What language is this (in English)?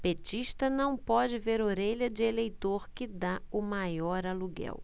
Portuguese